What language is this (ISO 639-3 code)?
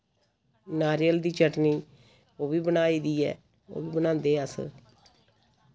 doi